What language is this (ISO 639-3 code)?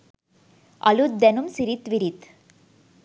sin